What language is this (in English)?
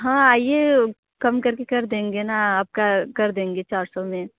Hindi